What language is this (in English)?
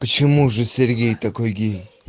Russian